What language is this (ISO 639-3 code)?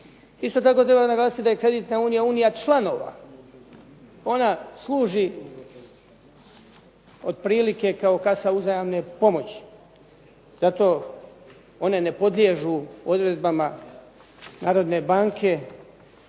hrv